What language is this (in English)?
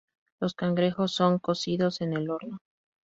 Spanish